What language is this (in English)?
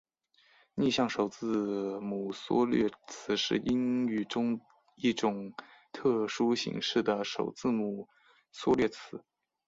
Chinese